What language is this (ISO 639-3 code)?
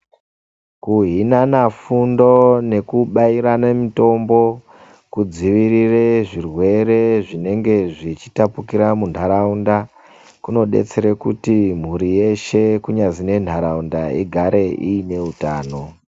ndc